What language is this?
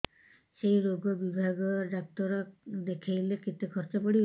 Odia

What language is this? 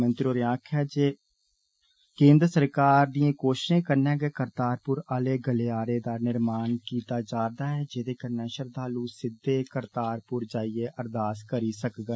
Dogri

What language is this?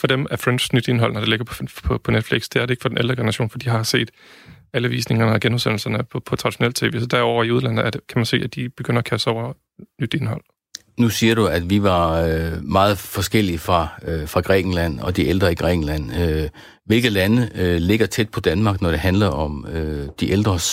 Danish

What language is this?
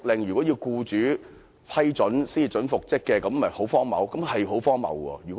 Cantonese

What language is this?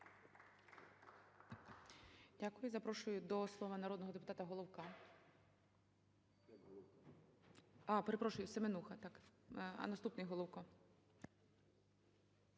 Ukrainian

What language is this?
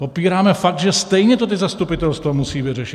Czech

